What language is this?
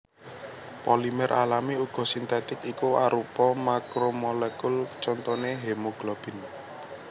Javanese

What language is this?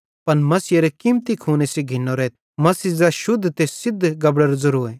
Bhadrawahi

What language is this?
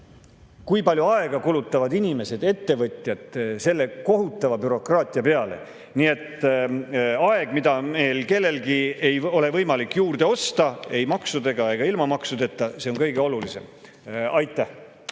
Estonian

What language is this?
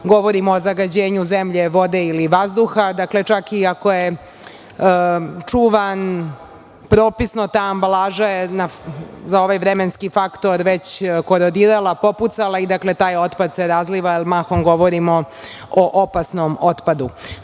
Serbian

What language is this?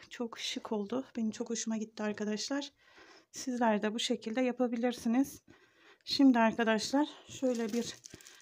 Turkish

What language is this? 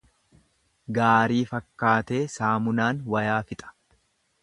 Oromo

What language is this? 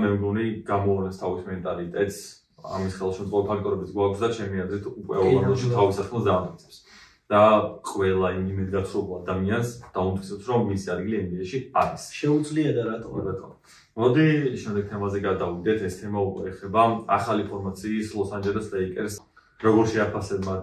Romanian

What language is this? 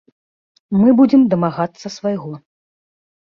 Belarusian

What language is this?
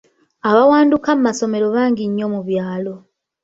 Ganda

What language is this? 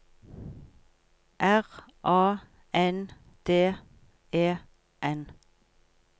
Norwegian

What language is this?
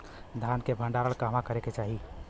Bhojpuri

